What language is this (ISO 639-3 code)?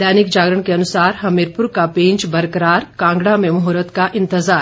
hin